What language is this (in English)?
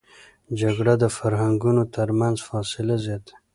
Pashto